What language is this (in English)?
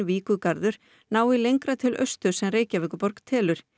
Icelandic